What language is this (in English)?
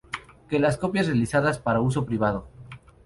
Spanish